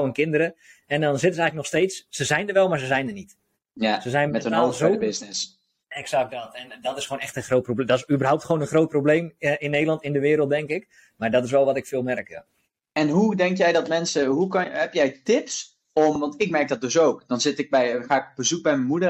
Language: Dutch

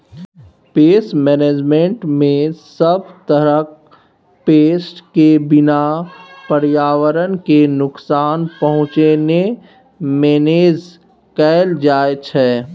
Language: Maithili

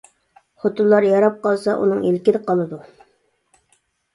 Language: Uyghur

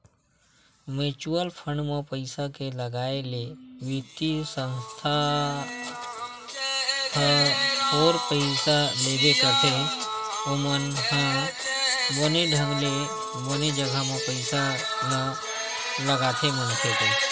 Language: Chhattisgarhi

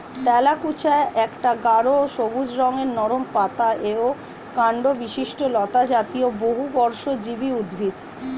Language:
Bangla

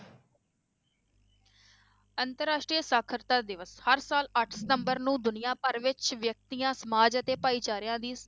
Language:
Punjabi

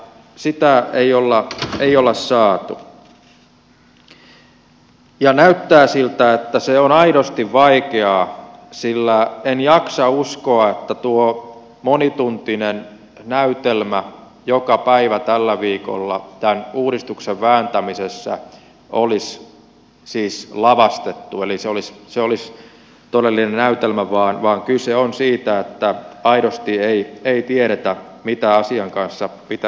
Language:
Finnish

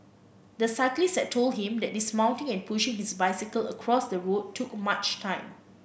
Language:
English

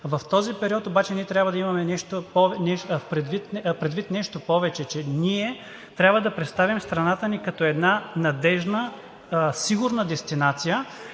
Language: Bulgarian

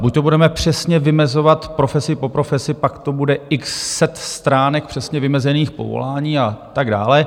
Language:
Czech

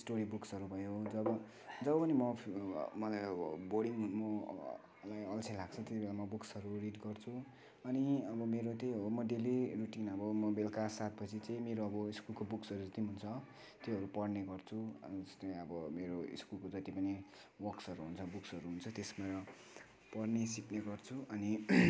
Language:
Nepali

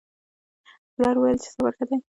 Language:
Pashto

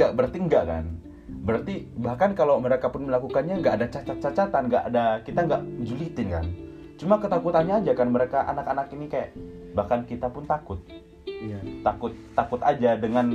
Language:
Indonesian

